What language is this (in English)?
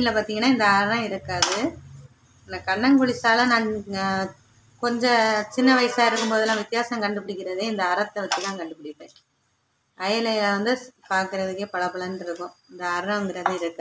Arabic